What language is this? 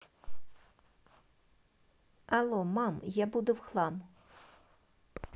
Russian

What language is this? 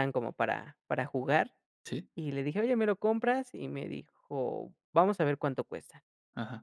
Spanish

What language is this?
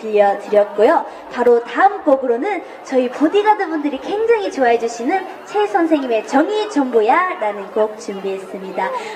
Korean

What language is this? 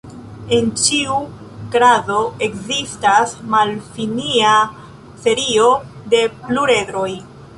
Esperanto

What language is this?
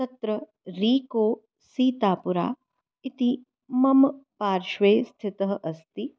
Sanskrit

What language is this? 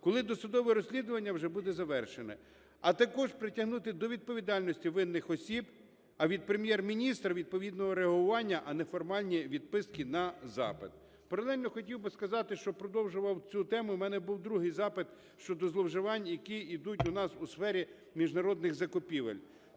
Ukrainian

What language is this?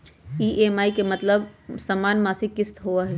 Magahi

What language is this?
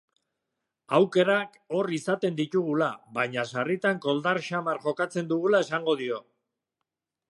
Basque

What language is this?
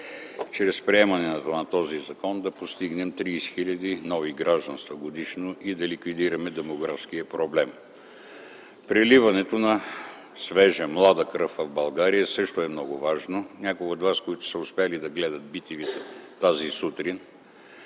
Bulgarian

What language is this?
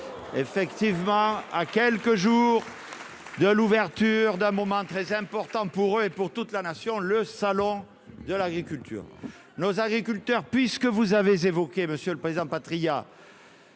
French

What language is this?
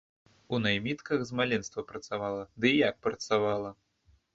Belarusian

